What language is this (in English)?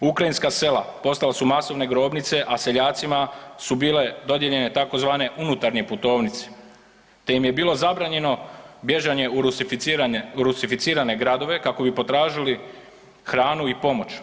Croatian